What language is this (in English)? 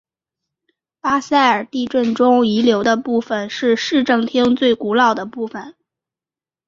Chinese